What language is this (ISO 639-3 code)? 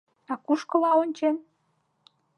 chm